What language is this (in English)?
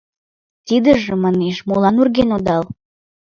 Mari